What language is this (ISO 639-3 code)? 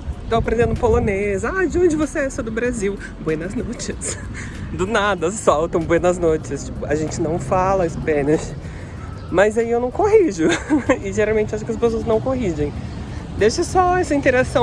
por